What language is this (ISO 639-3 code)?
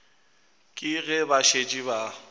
nso